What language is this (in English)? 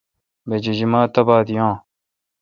Kalkoti